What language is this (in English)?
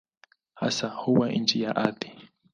Swahili